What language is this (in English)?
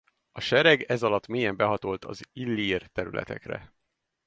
Hungarian